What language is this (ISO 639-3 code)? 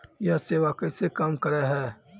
mai